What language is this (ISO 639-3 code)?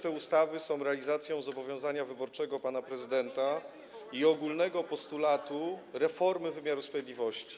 pol